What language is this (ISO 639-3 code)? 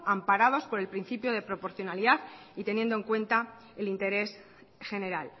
spa